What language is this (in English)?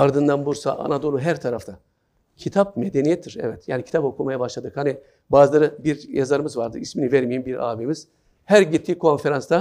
Turkish